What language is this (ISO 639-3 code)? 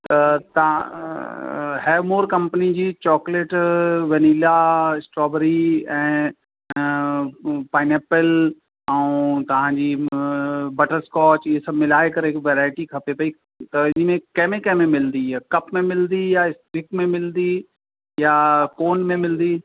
snd